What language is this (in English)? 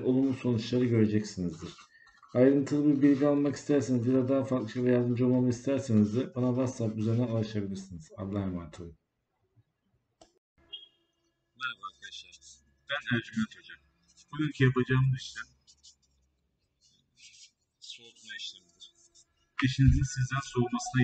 Turkish